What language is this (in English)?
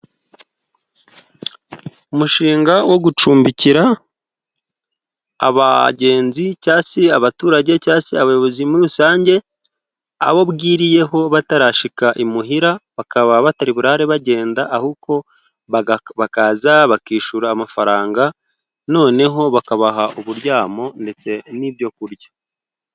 Kinyarwanda